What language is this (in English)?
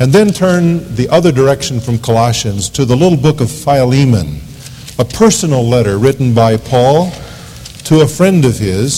English